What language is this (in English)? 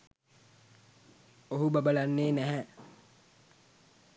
Sinhala